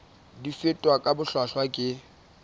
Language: Southern Sotho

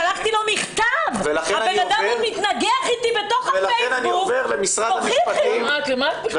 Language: Hebrew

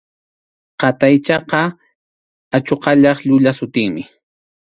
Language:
Arequipa-La Unión Quechua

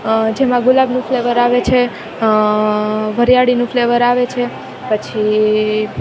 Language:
Gujarati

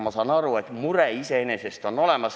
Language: Estonian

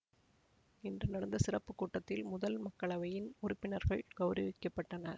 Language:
Tamil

